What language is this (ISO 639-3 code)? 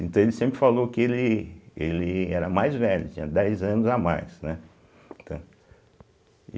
por